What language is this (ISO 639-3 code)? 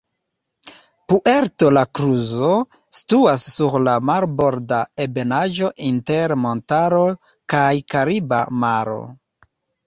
epo